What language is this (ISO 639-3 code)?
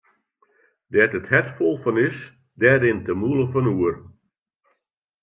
fry